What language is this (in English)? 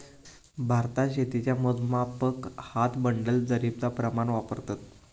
Marathi